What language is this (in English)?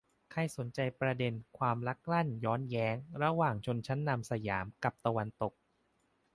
Thai